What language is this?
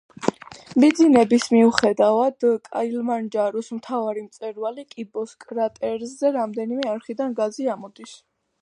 Georgian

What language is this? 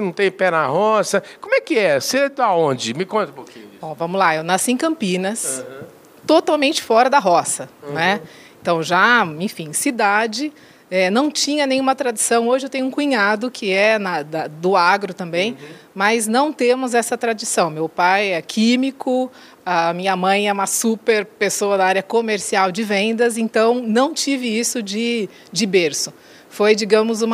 Portuguese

